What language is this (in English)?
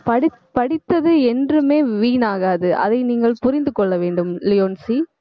Tamil